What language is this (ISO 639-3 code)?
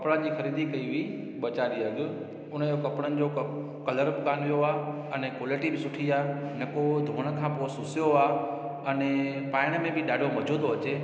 snd